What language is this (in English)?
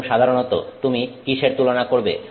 Bangla